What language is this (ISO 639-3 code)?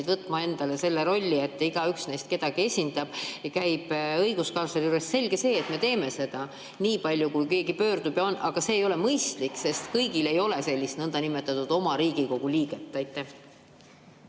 est